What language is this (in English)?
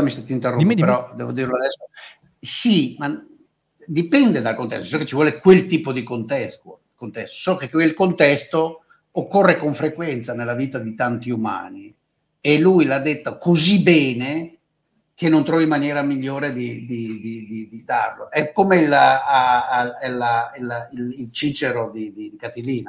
Italian